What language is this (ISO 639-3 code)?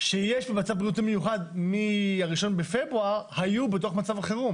heb